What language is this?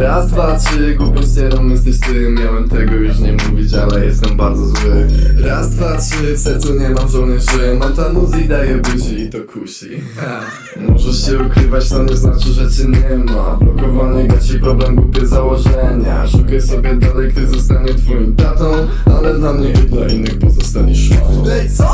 Turkish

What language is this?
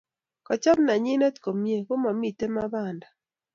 Kalenjin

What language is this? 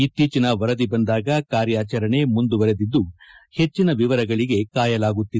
Kannada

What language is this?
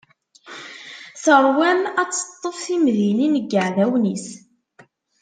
Kabyle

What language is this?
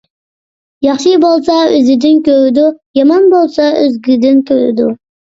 Uyghur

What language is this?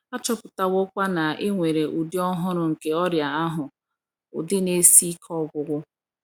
Igbo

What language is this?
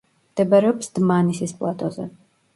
Georgian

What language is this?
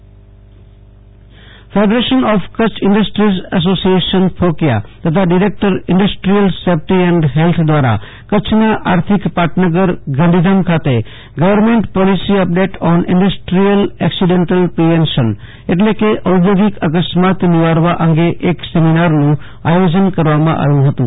Gujarati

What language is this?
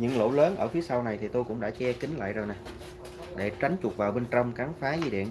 Vietnamese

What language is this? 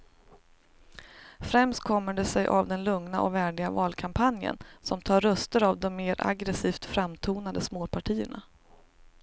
Swedish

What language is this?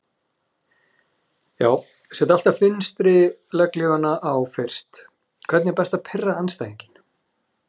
Icelandic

